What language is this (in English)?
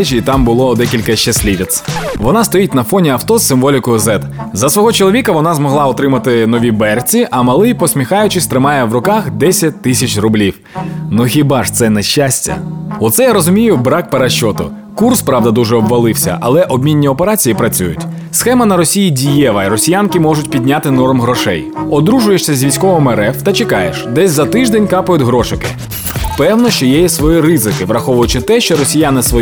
Ukrainian